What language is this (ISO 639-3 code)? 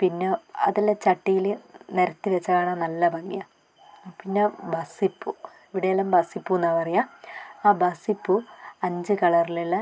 mal